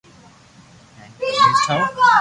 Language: Loarki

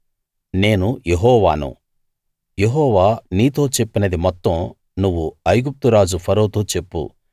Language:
Telugu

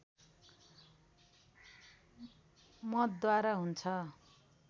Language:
Nepali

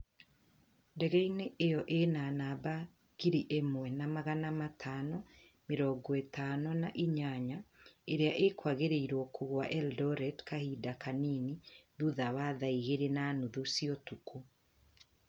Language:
Kikuyu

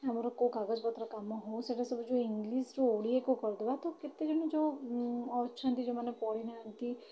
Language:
Odia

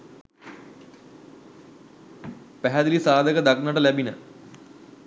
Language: Sinhala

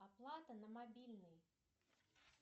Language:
Russian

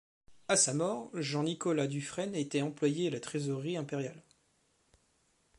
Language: French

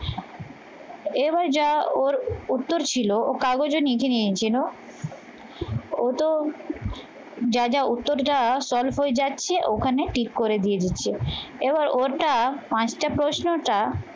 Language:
Bangla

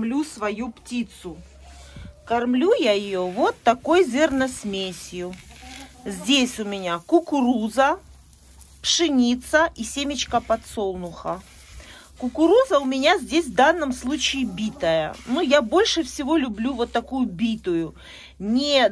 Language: Russian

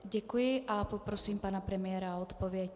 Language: Czech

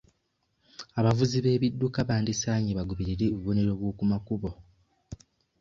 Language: Ganda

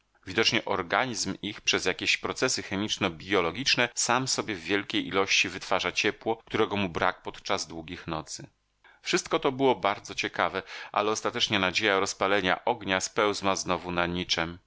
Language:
Polish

